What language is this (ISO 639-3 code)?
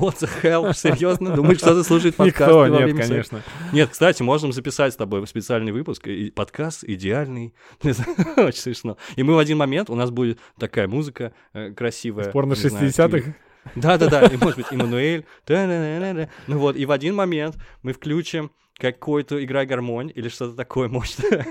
rus